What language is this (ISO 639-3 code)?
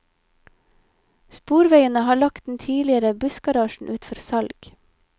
nor